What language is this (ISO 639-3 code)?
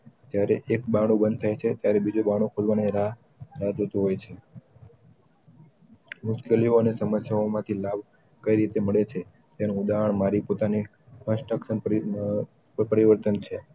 guj